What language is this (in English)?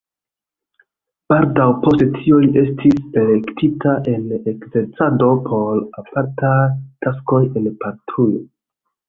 Esperanto